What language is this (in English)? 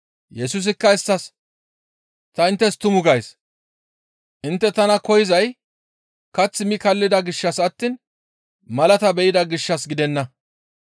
Gamo